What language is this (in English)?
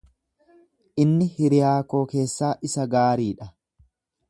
Oromo